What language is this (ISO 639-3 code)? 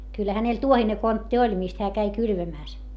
fin